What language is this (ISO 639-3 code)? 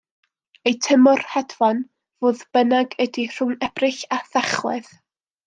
cym